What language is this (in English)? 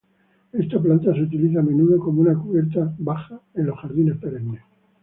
Spanish